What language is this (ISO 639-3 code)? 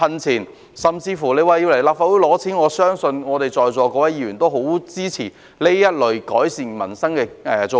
yue